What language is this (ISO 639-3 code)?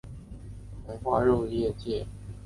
zho